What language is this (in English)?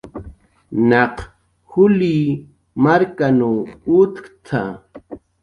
Jaqaru